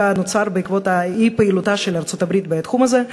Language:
Hebrew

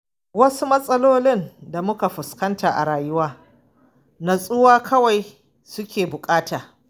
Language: Hausa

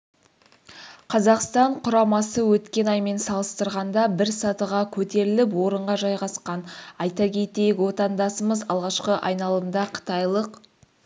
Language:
Kazakh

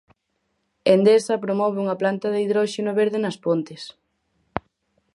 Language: Galician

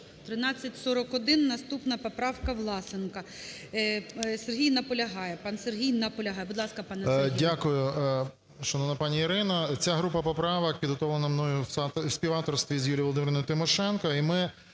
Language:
Ukrainian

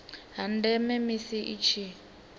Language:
Venda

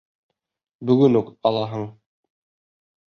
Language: Bashkir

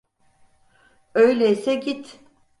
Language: Turkish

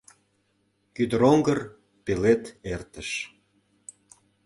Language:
Mari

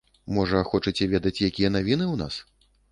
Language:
Belarusian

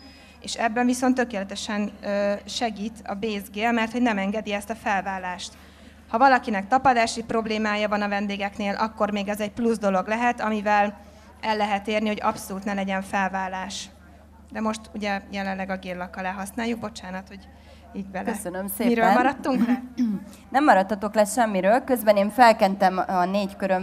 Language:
Hungarian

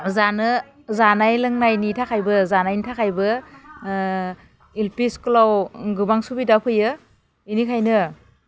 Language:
Bodo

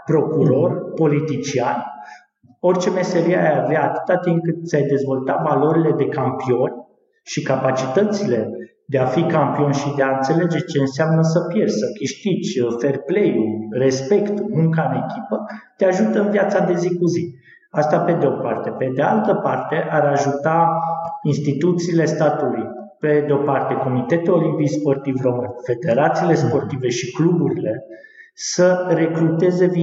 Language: Romanian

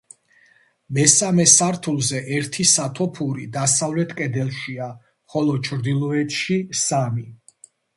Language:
Georgian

